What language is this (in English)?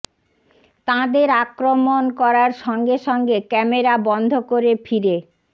Bangla